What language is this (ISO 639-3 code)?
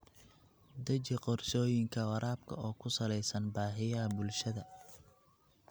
som